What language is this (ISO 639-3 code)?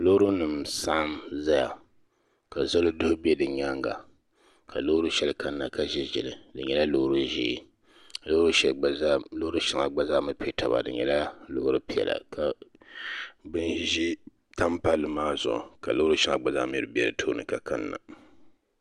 dag